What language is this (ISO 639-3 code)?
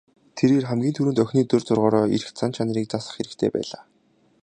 mon